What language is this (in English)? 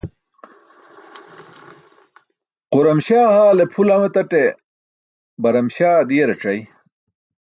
Burushaski